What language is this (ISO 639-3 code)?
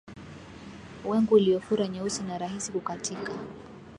swa